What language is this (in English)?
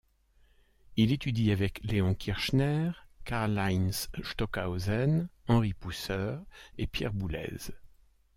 French